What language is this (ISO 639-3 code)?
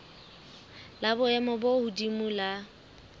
sot